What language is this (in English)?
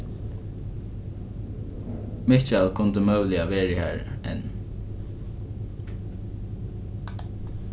Faroese